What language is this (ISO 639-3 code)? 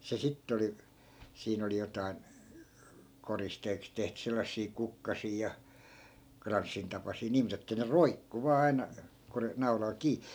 fin